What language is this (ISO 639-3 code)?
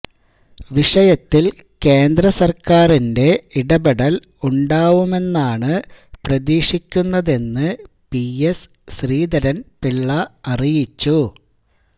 mal